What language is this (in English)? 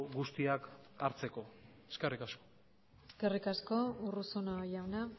Basque